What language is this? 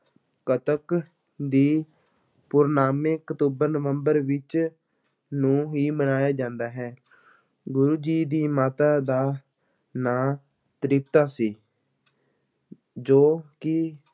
Punjabi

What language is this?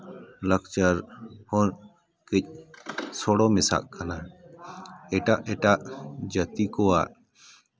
Santali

